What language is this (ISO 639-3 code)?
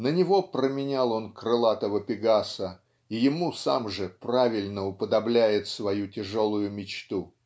rus